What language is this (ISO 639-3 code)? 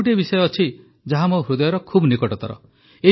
ori